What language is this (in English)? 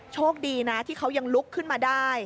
Thai